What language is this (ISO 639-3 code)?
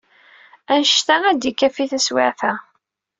kab